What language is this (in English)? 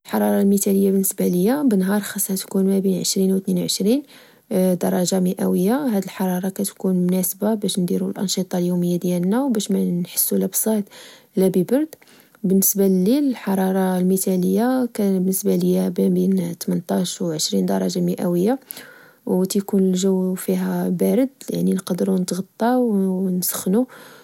Moroccan Arabic